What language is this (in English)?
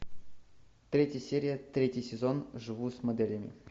Russian